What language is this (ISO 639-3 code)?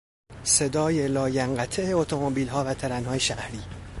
fas